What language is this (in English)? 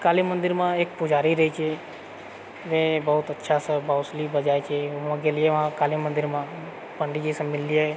Maithili